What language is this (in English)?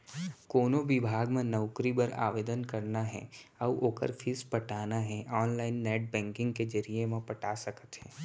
Chhattisgarhi